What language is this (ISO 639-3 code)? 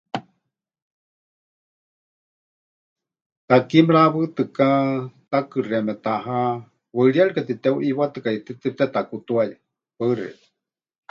hch